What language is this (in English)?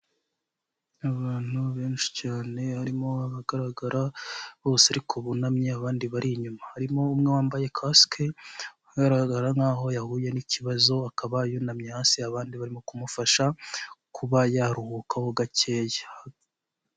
Kinyarwanda